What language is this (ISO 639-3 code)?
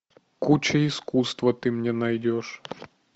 rus